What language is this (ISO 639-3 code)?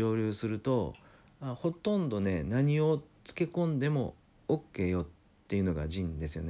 jpn